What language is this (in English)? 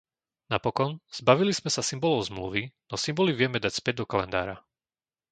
Slovak